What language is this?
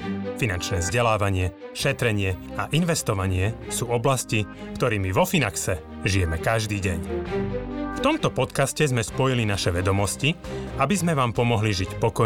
Slovak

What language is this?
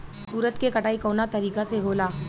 Bhojpuri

